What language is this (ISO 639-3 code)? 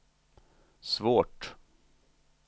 swe